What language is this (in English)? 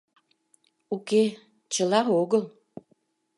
Mari